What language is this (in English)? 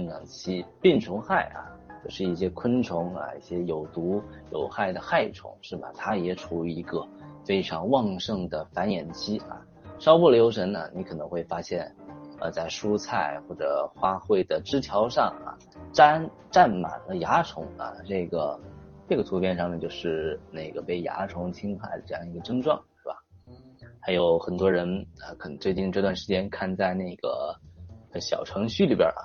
Chinese